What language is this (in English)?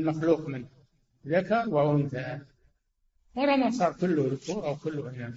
Arabic